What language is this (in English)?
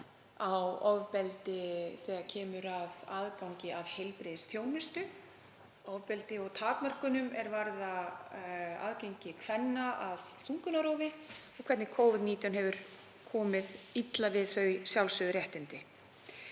Icelandic